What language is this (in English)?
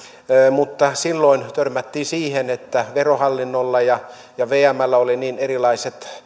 Finnish